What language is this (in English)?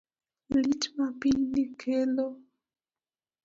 Luo (Kenya and Tanzania)